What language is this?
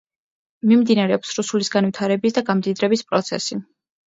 Georgian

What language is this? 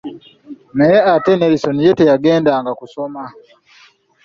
Ganda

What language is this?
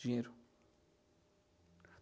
Portuguese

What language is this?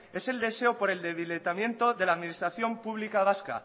Spanish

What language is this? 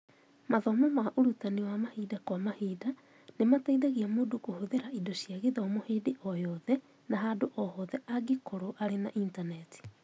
Kikuyu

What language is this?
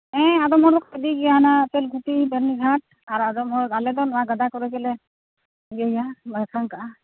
Santali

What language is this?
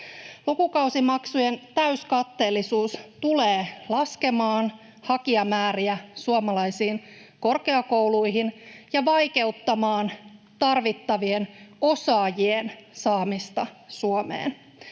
Finnish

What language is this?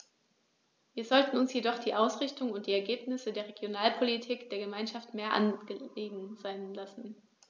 German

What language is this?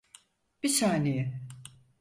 Turkish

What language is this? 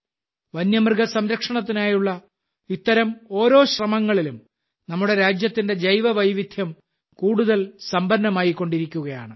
Malayalam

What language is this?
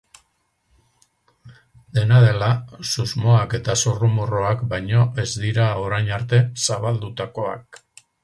Basque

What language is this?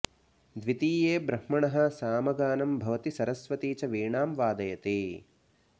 Sanskrit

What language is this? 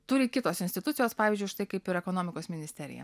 Lithuanian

